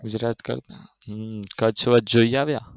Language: Gujarati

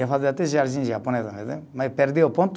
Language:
Portuguese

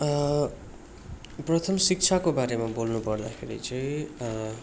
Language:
Nepali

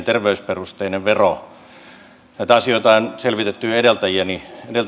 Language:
Finnish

